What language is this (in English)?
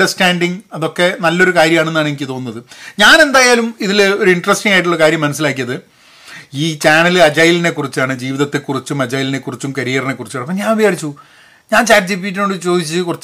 Malayalam